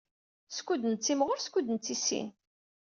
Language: Kabyle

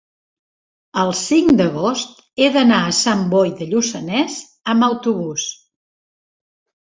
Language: Catalan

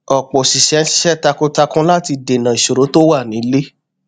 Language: Yoruba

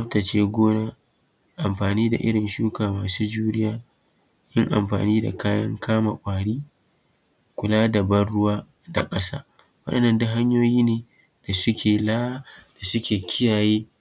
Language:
Hausa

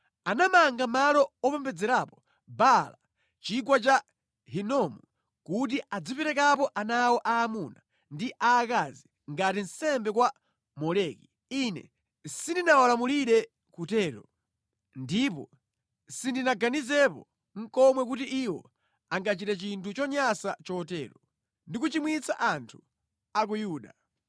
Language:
Nyanja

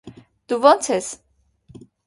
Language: Armenian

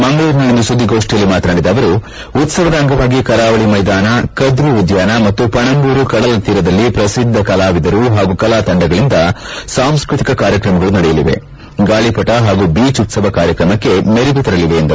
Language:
Kannada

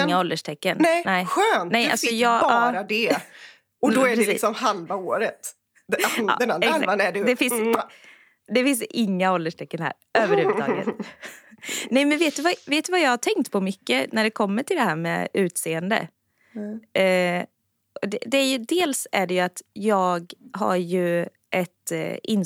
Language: Swedish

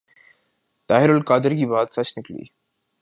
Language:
Urdu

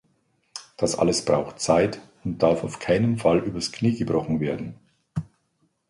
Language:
German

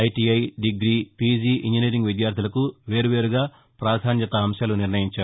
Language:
Telugu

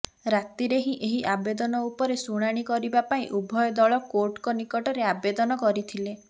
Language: Odia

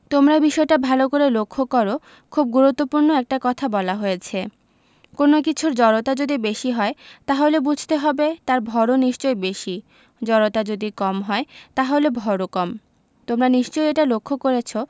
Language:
Bangla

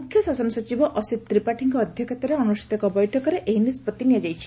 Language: Odia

